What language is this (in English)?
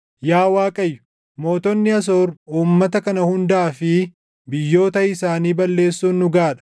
Oromo